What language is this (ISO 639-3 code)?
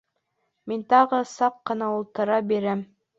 bak